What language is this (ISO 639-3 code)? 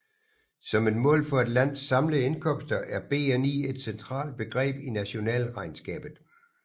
dan